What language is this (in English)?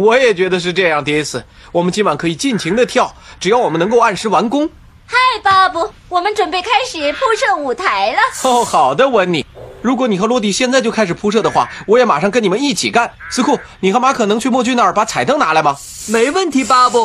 Chinese